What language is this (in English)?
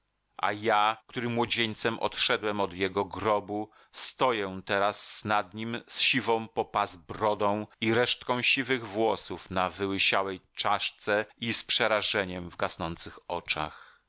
Polish